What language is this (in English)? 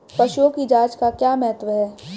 Hindi